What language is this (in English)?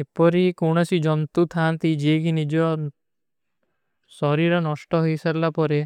Kui (India)